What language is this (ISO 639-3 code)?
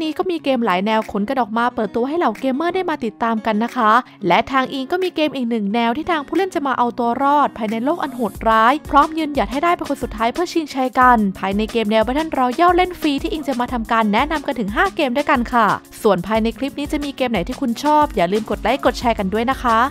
tha